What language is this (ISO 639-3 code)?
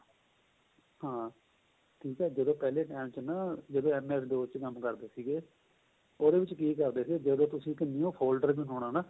pan